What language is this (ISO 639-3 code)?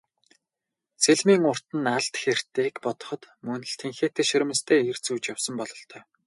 mon